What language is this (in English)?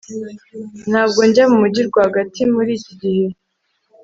Kinyarwanda